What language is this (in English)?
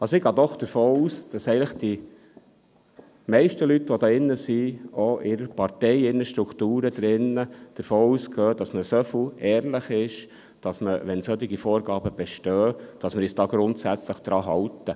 Swiss German